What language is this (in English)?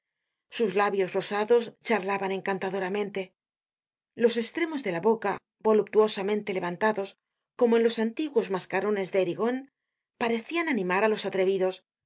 Spanish